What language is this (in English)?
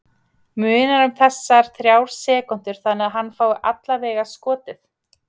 Icelandic